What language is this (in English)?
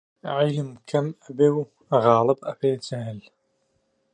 Central Kurdish